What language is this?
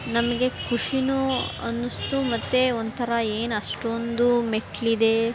Kannada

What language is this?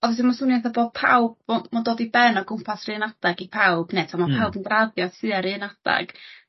Welsh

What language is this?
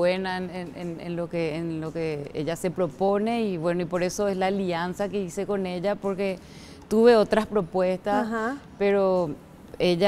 Spanish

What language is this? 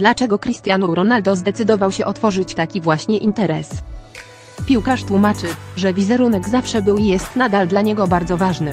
Polish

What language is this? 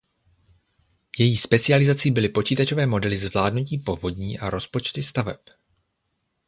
Czech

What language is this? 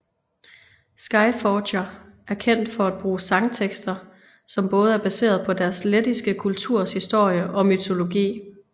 Danish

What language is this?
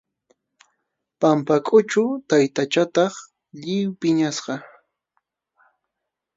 Arequipa-La Unión Quechua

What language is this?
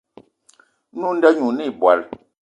Eton (Cameroon)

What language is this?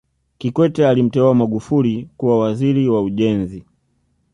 Swahili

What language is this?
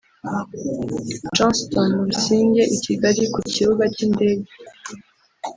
Kinyarwanda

